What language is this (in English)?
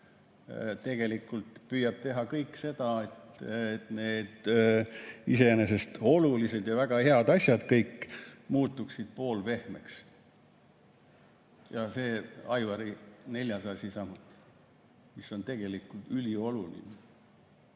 Estonian